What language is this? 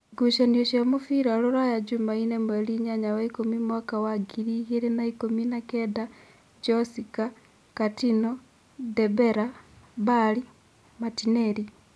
Kikuyu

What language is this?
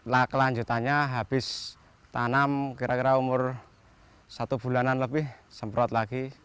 Indonesian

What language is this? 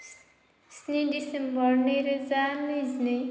Bodo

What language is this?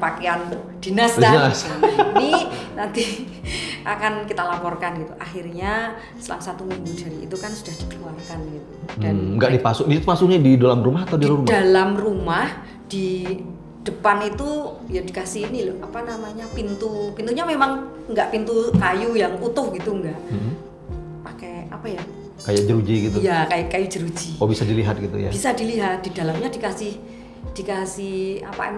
Indonesian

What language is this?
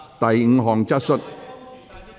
Cantonese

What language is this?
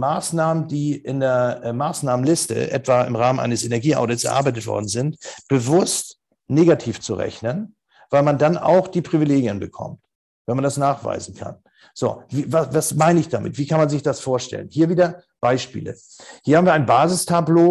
German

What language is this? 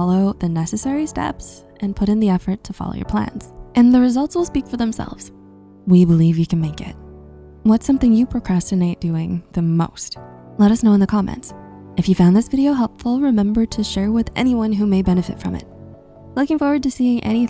English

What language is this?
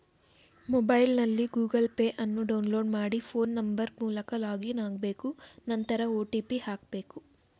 Kannada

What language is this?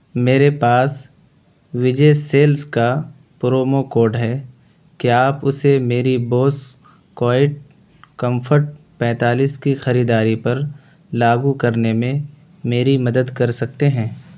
Urdu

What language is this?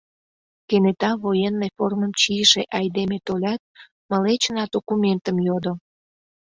Mari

